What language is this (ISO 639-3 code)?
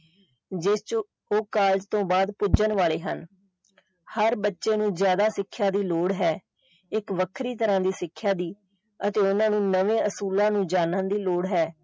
pan